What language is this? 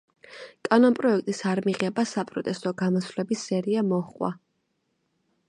Georgian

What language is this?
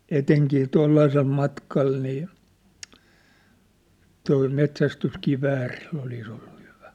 Finnish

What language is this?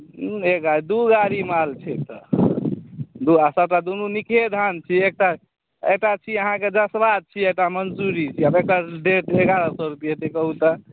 Maithili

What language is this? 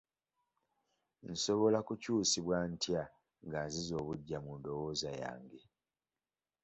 Ganda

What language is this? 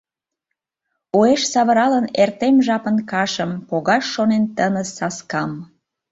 Mari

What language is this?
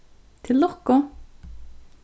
Faroese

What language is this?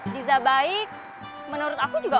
Indonesian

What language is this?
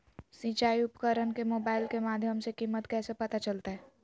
Magahi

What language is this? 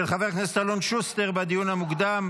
Hebrew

